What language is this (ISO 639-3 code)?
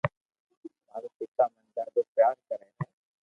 lrk